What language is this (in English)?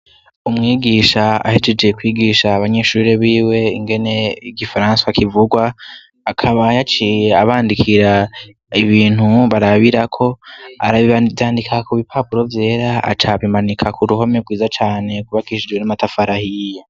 Rundi